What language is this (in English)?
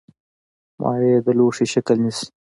Pashto